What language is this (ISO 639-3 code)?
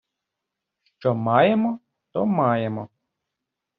ukr